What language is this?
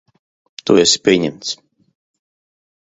Latvian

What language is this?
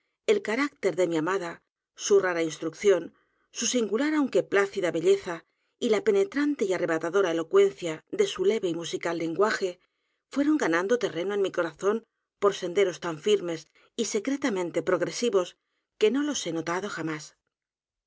Spanish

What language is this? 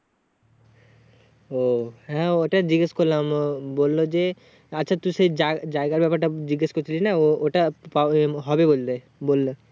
Bangla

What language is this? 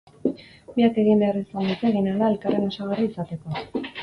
Basque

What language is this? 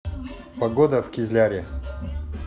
Russian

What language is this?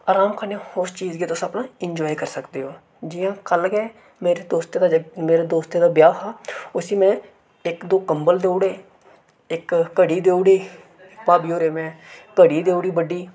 Dogri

